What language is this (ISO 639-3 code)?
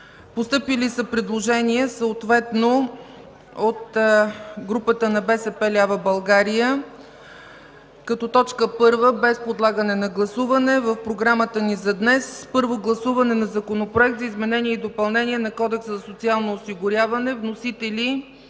bul